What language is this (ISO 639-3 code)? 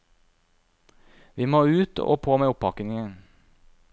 nor